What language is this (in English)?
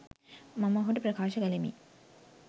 Sinhala